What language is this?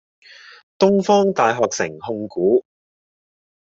Cantonese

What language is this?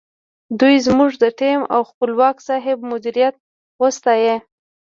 Pashto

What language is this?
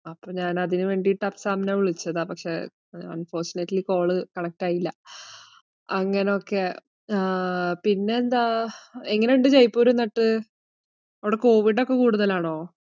Malayalam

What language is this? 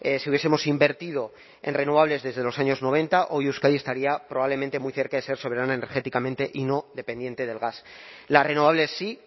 Spanish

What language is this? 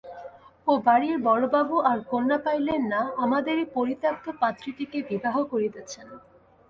Bangla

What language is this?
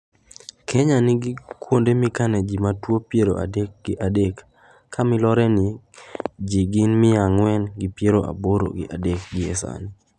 Luo (Kenya and Tanzania)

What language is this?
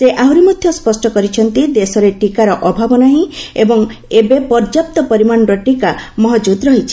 Odia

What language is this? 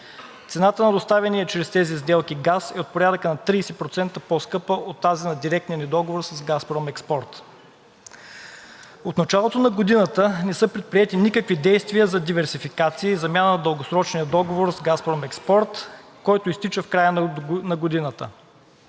Bulgarian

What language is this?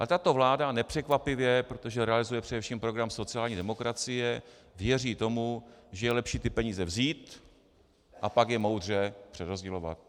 Czech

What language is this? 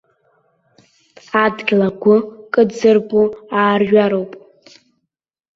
Abkhazian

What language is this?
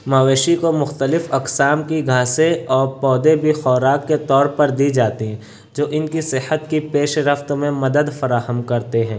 Urdu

